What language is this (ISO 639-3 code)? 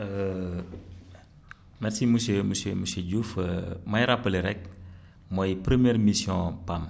wol